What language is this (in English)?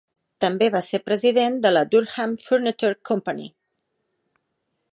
Catalan